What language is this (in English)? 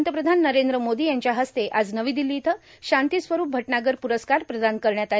Marathi